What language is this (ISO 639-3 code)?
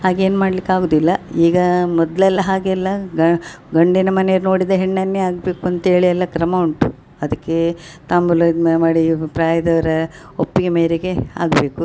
kan